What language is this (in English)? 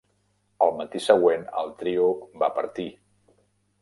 Catalan